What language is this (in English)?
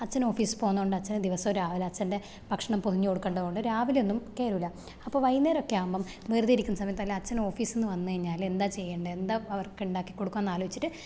Malayalam